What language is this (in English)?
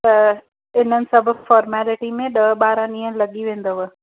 Sindhi